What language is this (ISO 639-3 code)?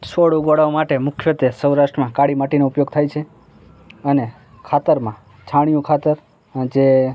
guj